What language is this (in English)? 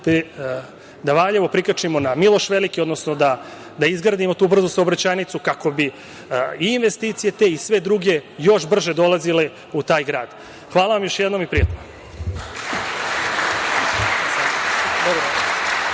Serbian